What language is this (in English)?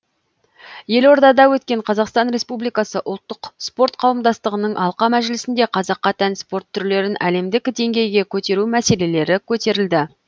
Kazakh